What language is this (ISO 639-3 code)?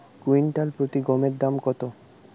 ben